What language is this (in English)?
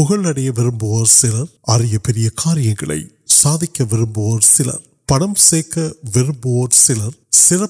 Urdu